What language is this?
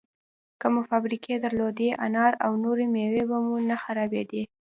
Pashto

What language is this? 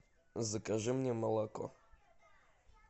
Russian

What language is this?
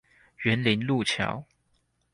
Chinese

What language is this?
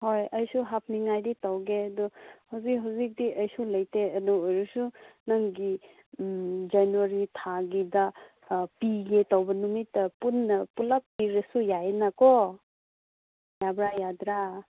Manipuri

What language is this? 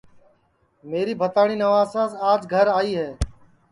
Sansi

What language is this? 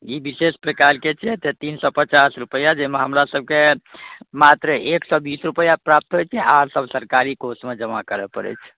Maithili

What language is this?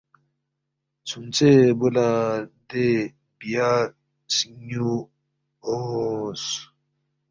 Balti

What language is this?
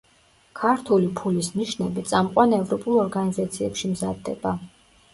Georgian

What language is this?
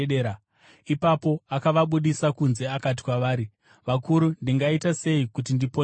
Shona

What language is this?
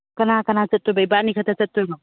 Manipuri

